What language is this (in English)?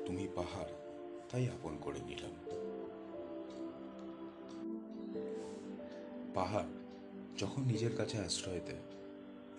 Bangla